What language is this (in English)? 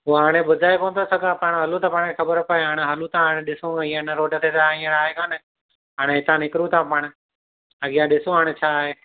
Sindhi